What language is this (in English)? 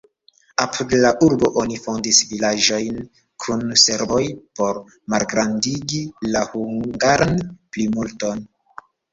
Esperanto